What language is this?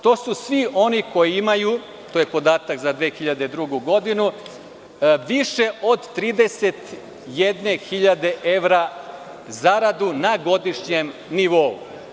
Serbian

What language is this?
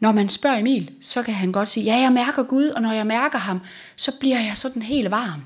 Danish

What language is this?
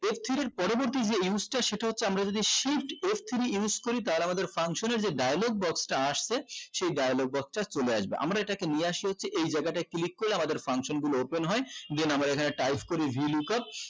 Bangla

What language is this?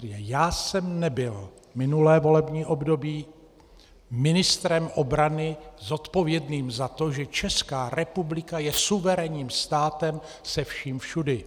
Czech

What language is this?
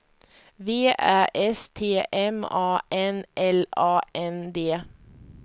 Swedish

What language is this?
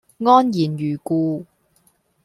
Cantonese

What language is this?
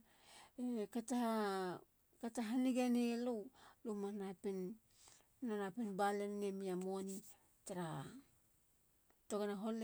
Halia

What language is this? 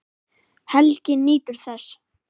Icelandic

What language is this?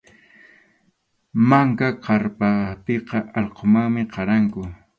Arequipa-La Unión Quechua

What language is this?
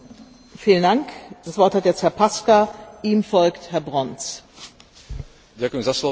Slovak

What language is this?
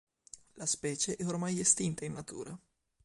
Italian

